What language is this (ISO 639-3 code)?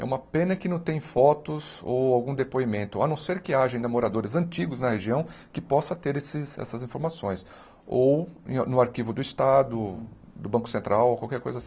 por